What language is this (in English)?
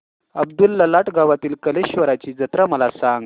Marathi